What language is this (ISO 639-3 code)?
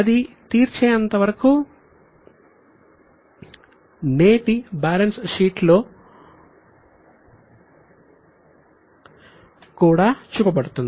tel